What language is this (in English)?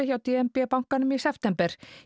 Icelandic